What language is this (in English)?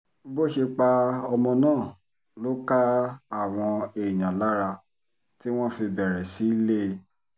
Yoruba